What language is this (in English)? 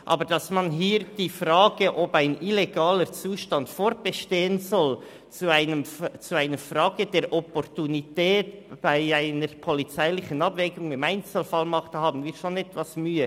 Swiss German